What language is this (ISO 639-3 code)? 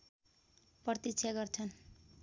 nep